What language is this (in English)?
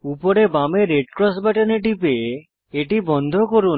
Bangla